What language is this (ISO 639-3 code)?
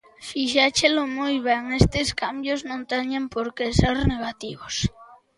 glg